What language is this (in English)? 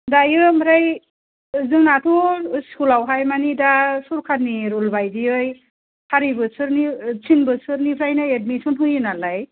Bodo